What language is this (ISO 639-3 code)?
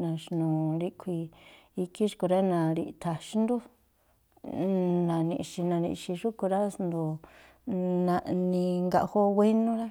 tpl